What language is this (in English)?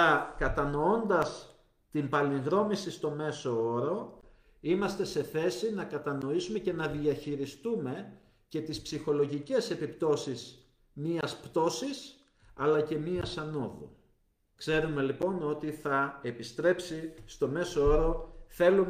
Greek